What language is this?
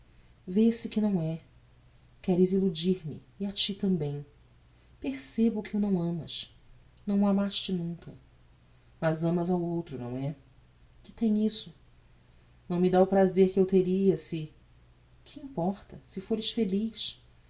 Portuguese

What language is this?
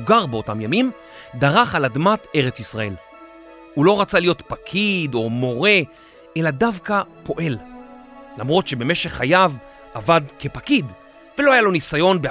Hebrew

